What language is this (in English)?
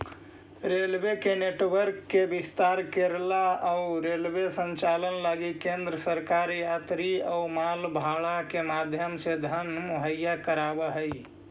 Magahi